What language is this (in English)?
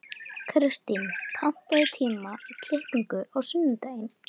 Icelandic